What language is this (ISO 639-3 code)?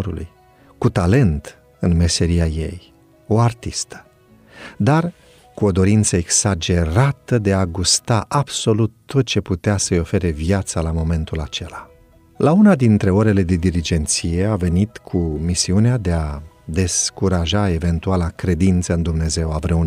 ron